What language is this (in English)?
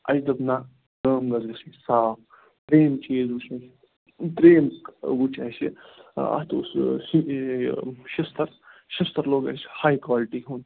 Kashmiri